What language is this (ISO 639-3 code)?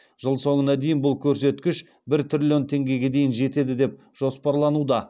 kaz